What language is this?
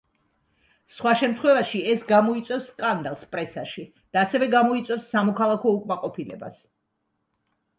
Georgian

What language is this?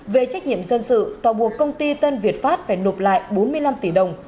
Vietnamese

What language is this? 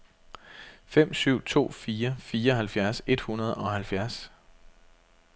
Danish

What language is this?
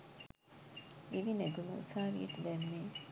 Sinhala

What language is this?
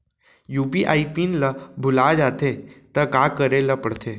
Chhattisgarhi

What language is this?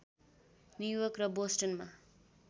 Nepali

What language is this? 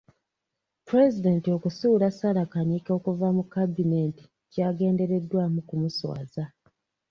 Ganda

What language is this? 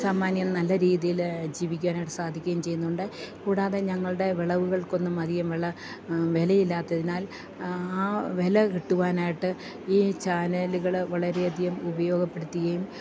Malayalam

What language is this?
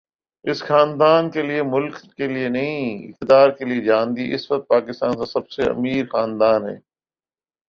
Urdu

